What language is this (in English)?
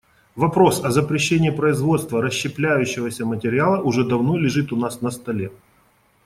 Russian